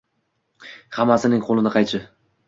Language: Uzbek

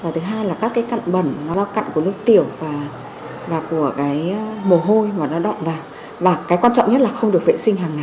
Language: Vietnamese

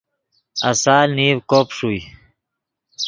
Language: Yidgha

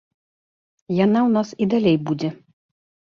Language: Belarusian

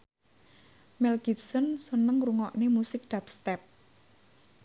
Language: Javanese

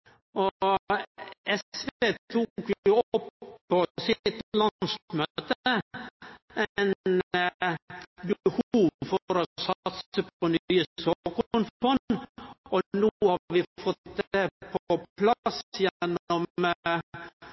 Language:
Norwegian Nynorsk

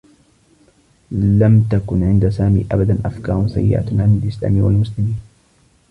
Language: Arabic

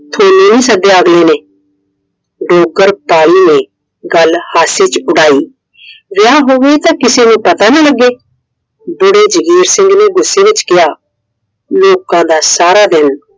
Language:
Punjabi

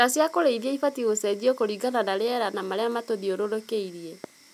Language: Kikuyu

